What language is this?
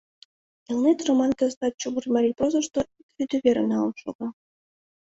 Mari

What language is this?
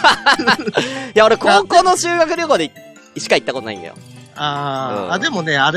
Japanese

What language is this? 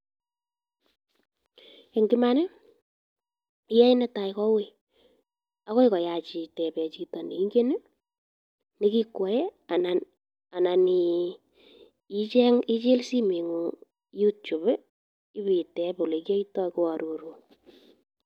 Kalenjin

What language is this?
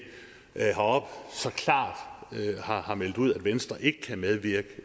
Danish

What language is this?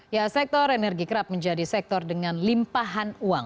Indonesian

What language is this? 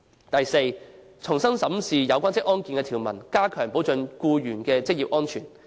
Cantonese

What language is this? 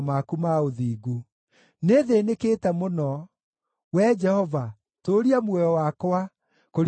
Kikuyu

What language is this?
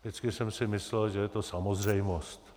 Czech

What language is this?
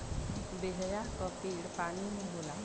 Bhojpuri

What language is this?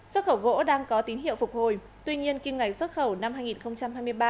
Vietnamese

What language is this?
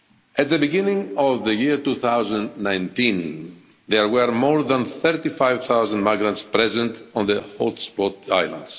English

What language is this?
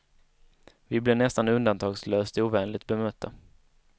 Swedish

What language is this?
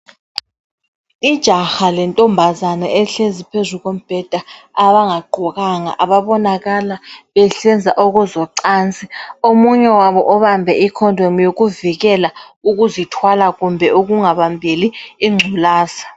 North Ndebele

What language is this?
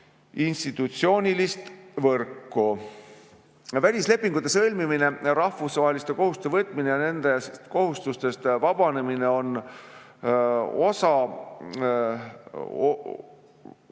Estonian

